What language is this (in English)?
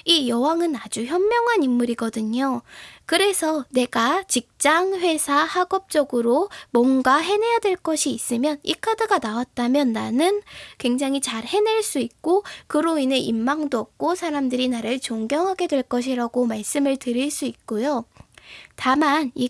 Korean